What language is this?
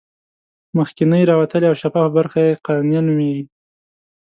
Pashto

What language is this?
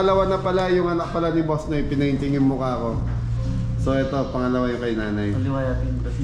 Filipino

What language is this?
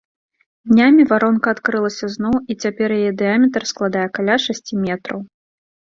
Belarusian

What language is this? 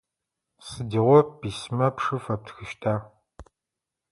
Adyghe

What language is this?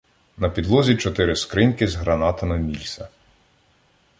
Ukrainian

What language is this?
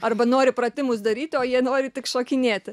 Lithuanian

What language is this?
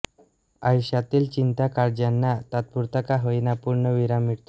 Marathi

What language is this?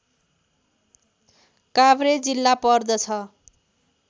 Nepali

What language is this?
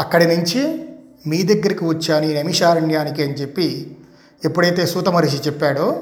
Telugu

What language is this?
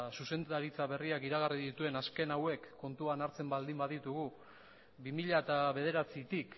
Basque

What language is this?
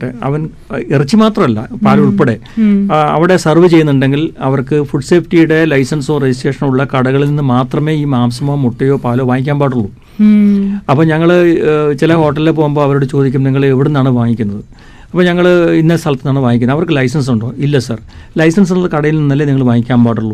Malayalam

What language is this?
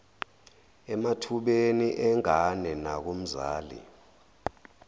Zulu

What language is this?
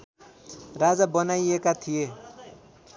Nepali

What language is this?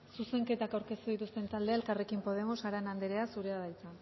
Basque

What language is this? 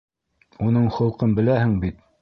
Bashkir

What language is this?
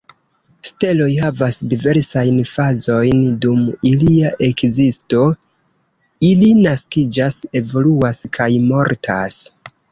Esperanto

